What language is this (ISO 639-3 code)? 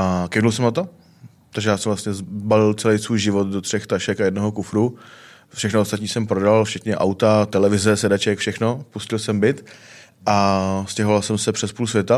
ces